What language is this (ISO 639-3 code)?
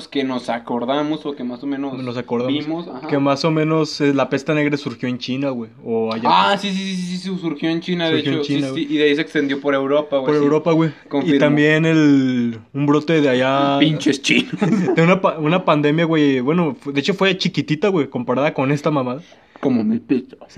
spa